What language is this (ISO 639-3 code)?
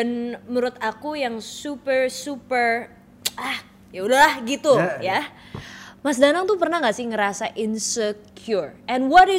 ind